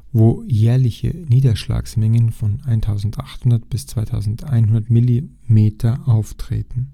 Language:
German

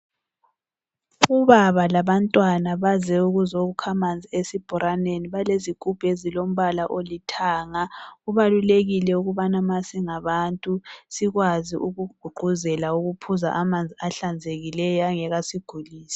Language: North Ndebele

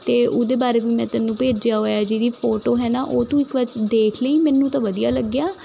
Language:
Punjabi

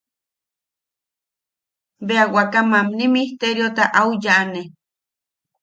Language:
Yaqui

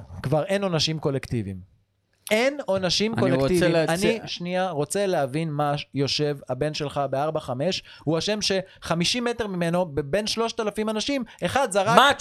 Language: Hebrew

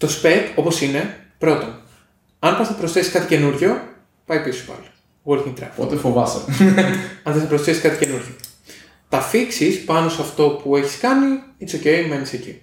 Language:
Greek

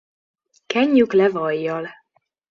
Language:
Hungarian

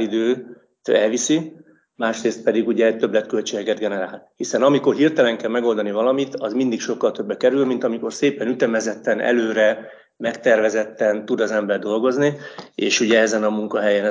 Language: Hungarian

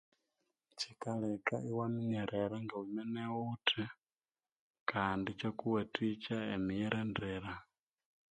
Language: Konzo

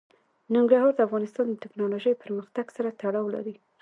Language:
Pashto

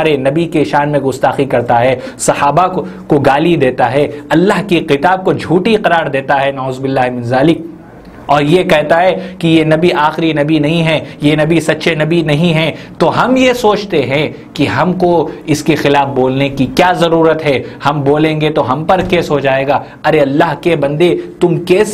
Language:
Hindi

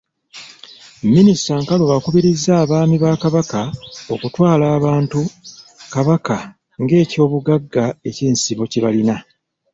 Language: Ganda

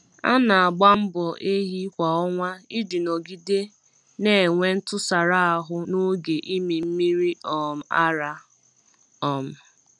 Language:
Igbo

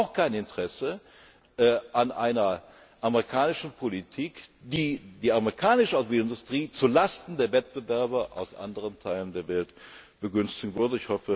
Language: German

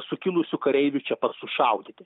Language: Lithuanian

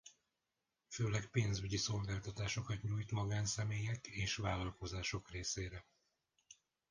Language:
Hungarian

